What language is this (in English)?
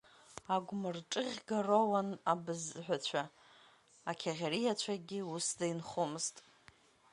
Abkhazian